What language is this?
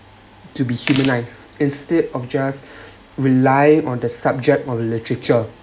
English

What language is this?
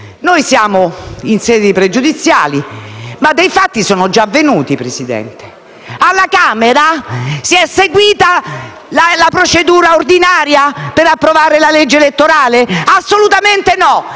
Italian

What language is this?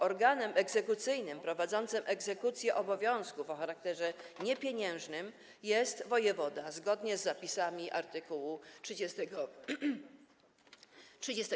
Polish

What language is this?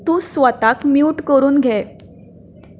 Konkani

